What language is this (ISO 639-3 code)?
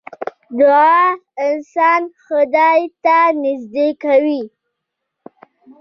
pus